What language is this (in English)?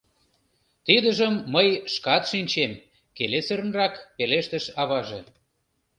Mari